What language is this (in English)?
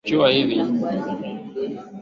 Swahili